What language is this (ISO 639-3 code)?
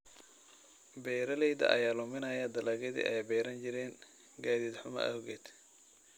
som